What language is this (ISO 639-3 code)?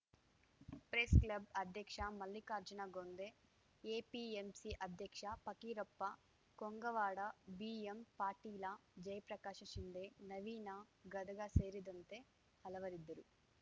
kan